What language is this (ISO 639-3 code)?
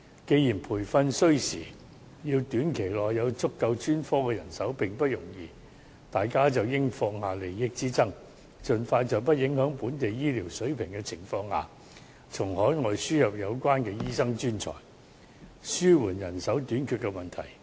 yue